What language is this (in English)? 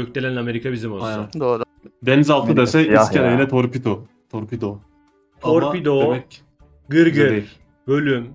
Turkish